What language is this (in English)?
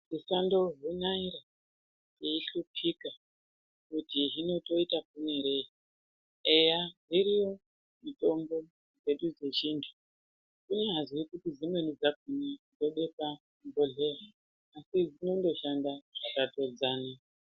Ndau